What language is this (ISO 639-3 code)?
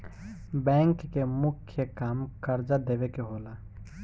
bho